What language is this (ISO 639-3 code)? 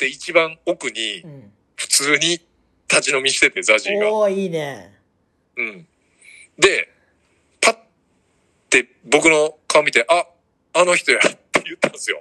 jpn